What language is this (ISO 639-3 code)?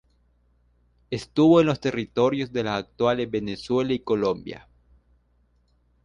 spa